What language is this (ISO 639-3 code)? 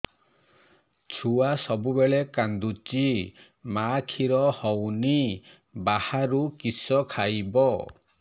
ori